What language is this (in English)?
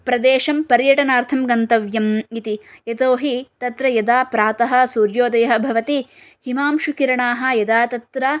Sanskrit